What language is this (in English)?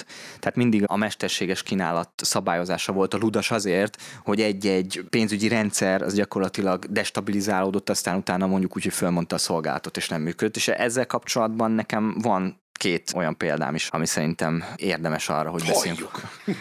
Hungarian